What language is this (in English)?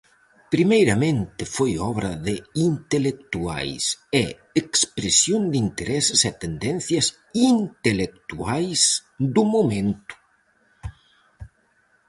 Galician